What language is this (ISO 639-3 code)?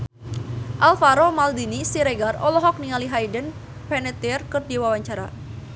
sun